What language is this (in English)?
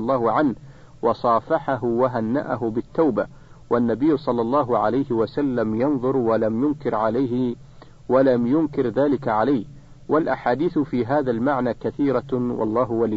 Arabic